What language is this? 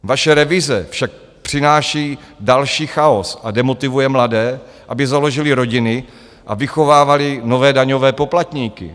Czech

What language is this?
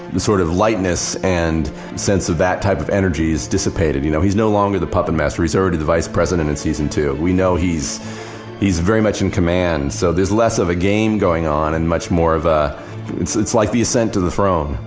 English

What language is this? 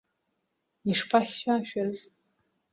Abkhazian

